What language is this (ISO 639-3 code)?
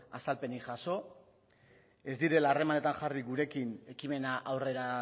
eus